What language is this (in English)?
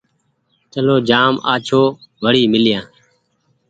Goaria